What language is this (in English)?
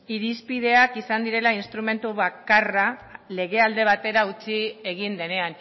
Basque